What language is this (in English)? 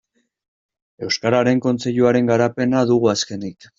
Basque